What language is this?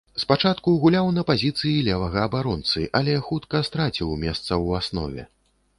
Belarusian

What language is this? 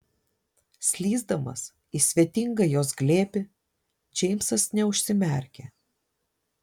Lithuanian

